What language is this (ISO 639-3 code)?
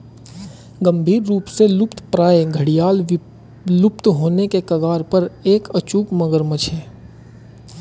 hin